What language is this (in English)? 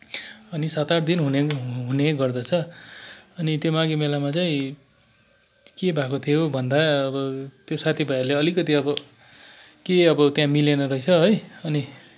Nepali